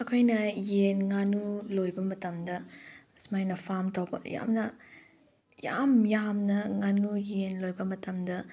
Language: Manipuri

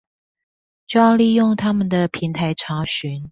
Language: Chinese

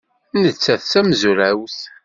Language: Kabyle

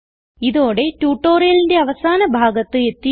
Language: Malayalam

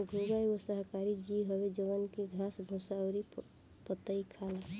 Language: Bhojpuri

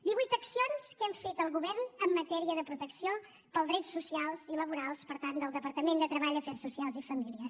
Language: Catalan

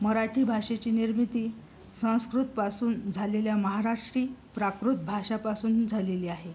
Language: Marathi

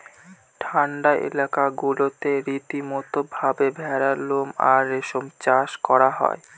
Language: Bangla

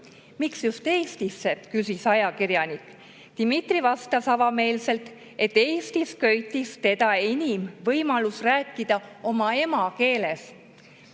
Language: Estonian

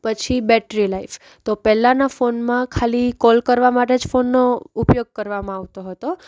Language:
Gujarati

